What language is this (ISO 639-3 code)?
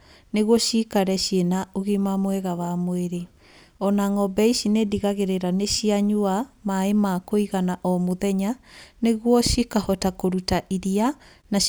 kik